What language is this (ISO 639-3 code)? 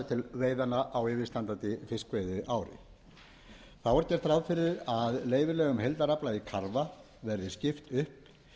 isl